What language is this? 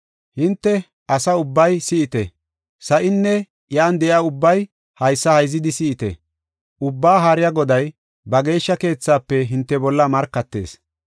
Gofa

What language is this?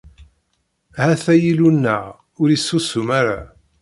Kabyle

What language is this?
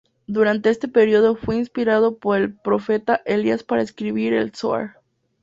Spanish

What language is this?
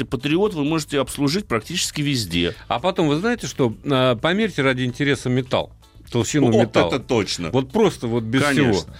Russian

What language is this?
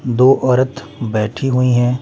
Hindi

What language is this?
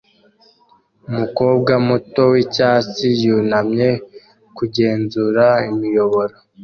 Kinyarwanda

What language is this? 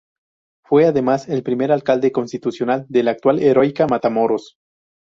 Spanish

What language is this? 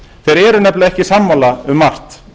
Icelandic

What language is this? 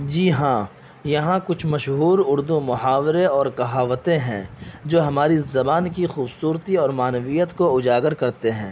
Urdu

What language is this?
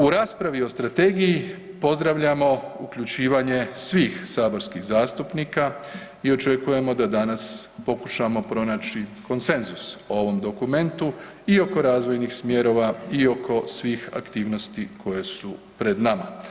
Croatian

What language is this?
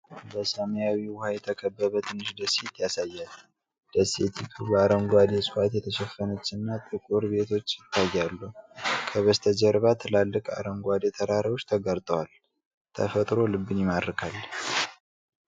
Amharic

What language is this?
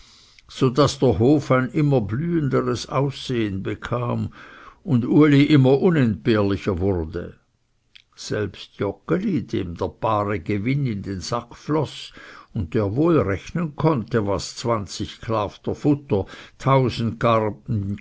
German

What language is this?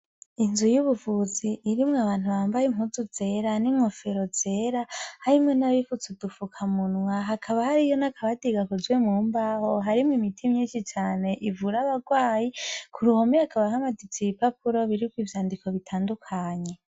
Rundi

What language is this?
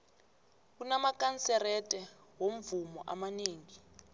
South Ndebele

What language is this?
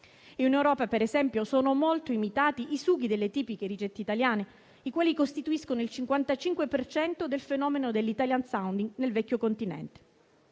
Italian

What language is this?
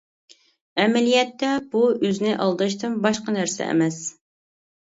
Uyghur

